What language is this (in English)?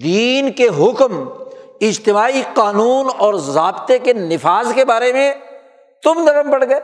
Urdu